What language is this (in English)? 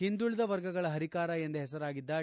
Kannada